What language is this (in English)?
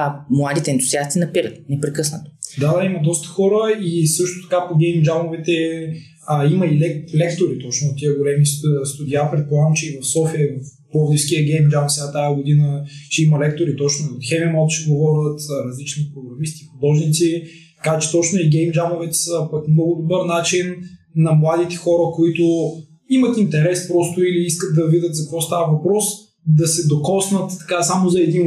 Bulgarian